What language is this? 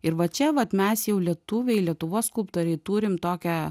Lithuanian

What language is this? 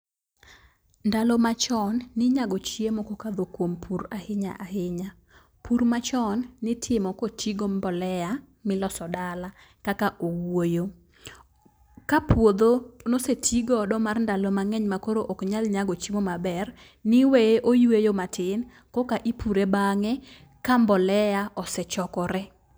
Luo (Kenya and Tanzania)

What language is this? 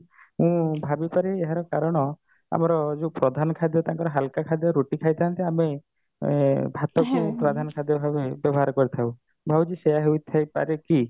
Odia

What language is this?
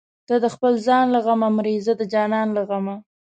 Pashto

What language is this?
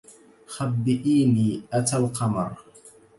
Arabic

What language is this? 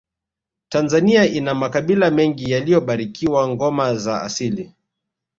Swahili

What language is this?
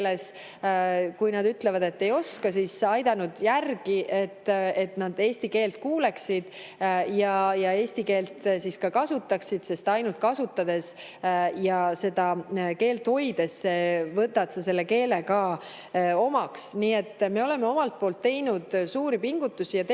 Estonian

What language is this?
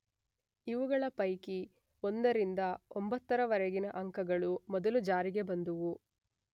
Kannada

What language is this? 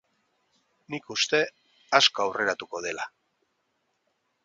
Basque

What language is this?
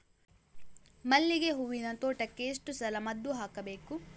Kannada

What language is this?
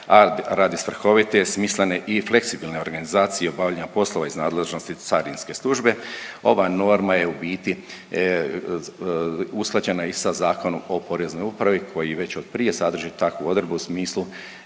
Croatian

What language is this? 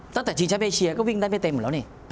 Thai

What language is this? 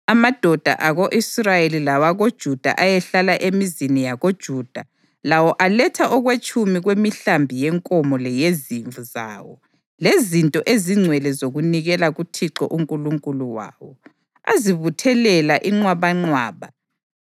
North Ndebele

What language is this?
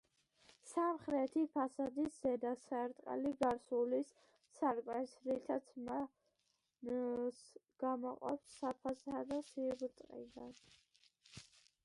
Georgian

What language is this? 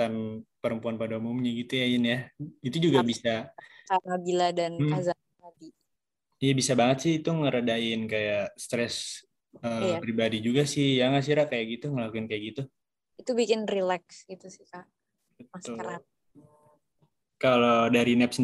Indonesian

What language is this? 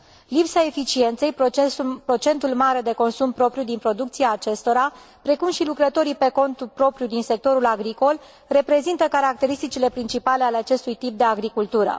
Romanian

